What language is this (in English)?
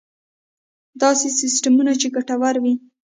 Pashto